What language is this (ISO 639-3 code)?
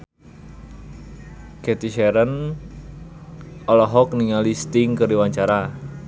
sun